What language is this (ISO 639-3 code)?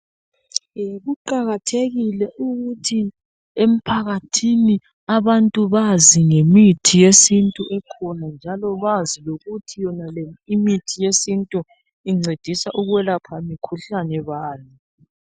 nde